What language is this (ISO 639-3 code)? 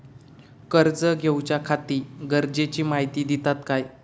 mar